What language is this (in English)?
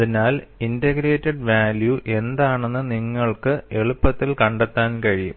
Malayalam